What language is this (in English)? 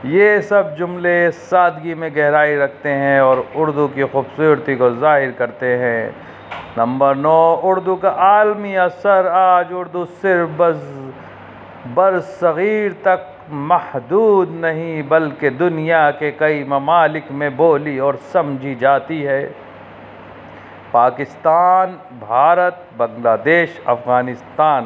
Urdu